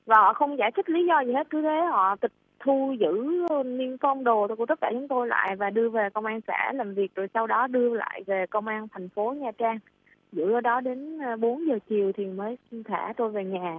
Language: Vietnamese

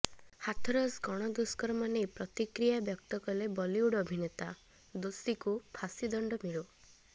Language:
Odia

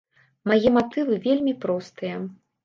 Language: Belarusian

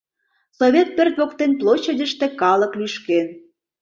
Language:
Mari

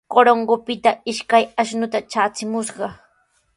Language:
Sihuas Ancash Quechua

